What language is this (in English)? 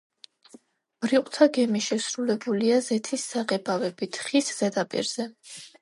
Georgian